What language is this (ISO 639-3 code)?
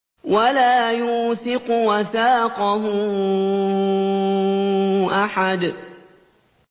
ara